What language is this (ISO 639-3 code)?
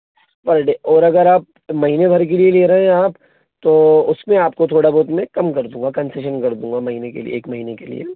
hin